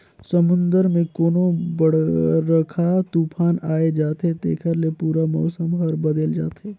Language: Chhattisgarhi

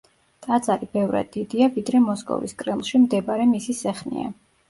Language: Georgian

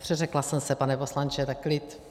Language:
Czech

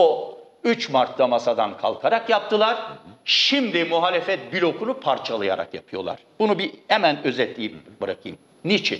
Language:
Turkish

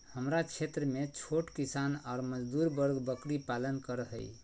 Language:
Magahi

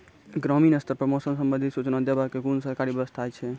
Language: Maithili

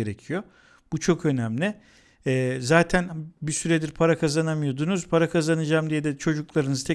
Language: Turkish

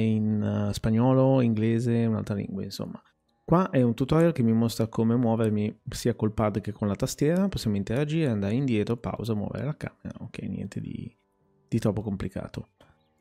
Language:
Italian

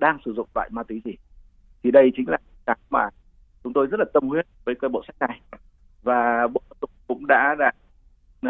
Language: Vietnamese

